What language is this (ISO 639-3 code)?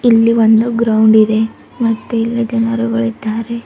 kan